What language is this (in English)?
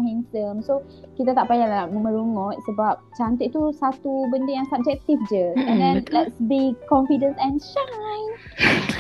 Malay